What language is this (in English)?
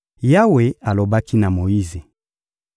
Lingala